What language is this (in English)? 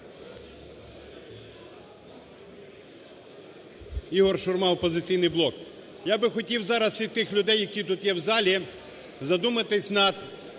Ukrainian